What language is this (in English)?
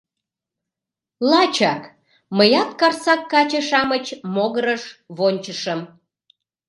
Mari